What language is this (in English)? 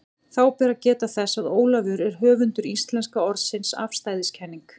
Icelandic